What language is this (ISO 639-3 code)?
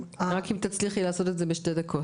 heb